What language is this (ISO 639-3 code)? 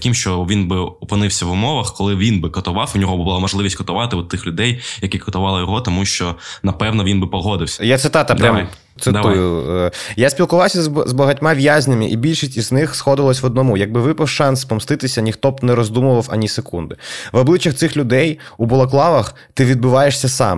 ukr